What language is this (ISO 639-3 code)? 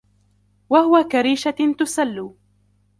ara